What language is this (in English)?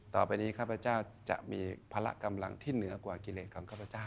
Thai